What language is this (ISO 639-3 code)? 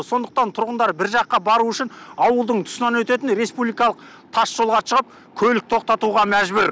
kaz